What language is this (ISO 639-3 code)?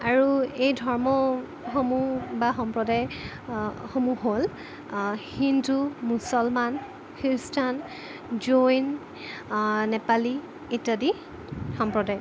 asm